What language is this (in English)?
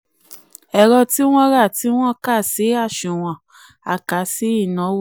Yoruba